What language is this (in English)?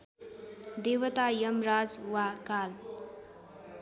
Nepali